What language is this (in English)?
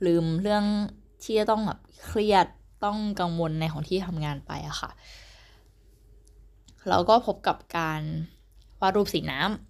Thai